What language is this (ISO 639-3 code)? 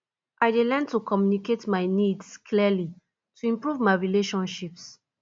pcm